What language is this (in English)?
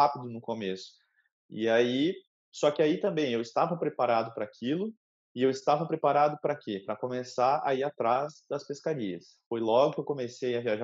Portuguese